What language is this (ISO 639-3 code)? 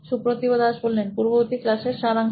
ben